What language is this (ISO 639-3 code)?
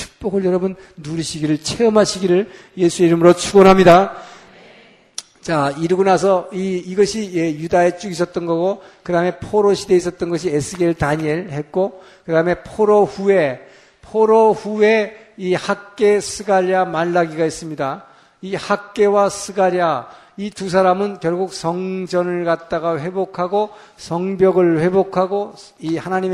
kor